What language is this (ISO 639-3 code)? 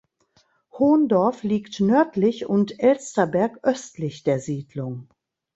deu